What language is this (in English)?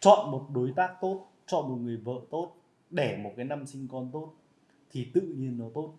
Vietnamese